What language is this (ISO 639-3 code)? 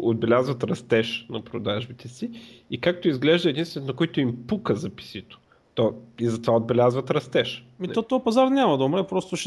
bul